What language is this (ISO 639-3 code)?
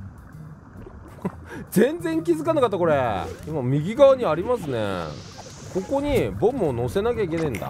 jpn